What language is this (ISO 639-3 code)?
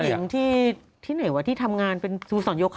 tha